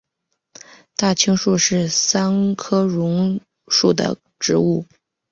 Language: Chinese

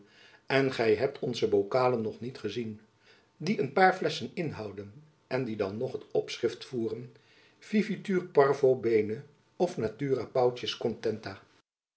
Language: Dutch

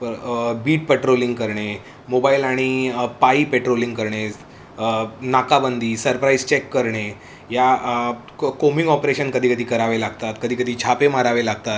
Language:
Marathi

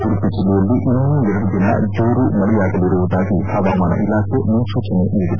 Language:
Kannada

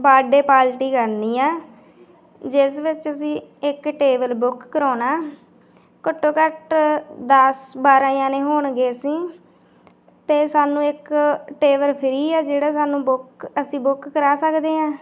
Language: Punjabi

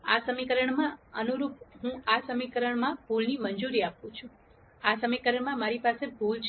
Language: Gujarati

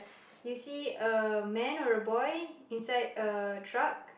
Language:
English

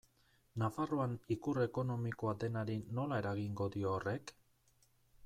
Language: Basque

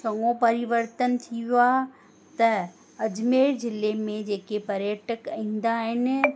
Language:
Sindhi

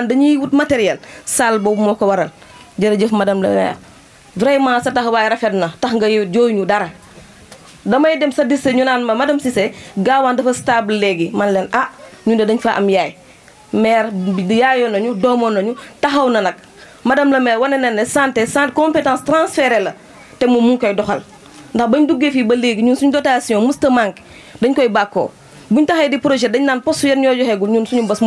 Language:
French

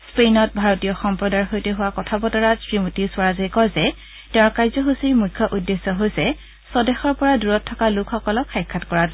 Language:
Assamese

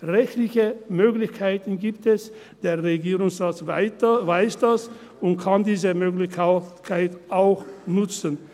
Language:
Swiss German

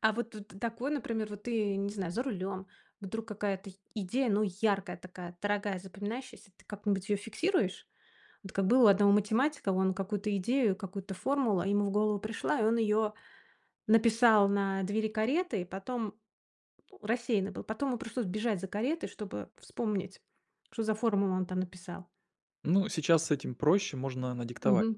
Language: Russian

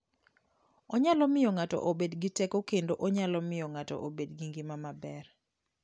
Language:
Luo (Kenya and Tanzania)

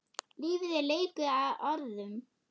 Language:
Icelandic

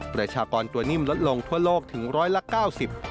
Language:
Thai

